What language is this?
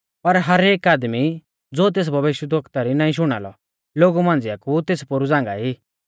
Mahasu Pahari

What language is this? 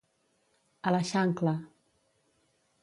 Catalan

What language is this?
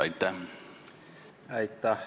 Estonian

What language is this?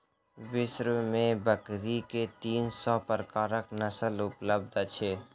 Maithili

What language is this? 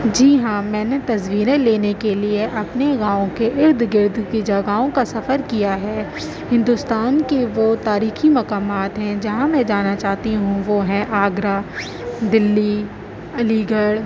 Urdu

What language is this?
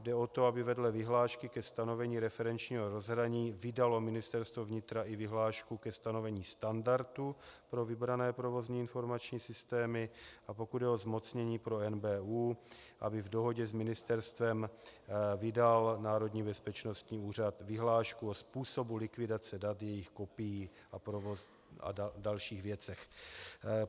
Czech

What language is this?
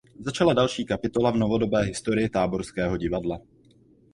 Czech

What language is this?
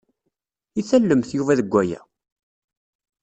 Kabyle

